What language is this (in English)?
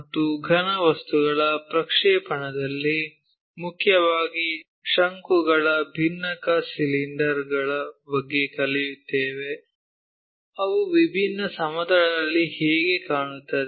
Kannada